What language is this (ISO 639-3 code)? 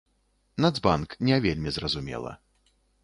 bel